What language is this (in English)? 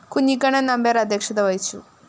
Malayalam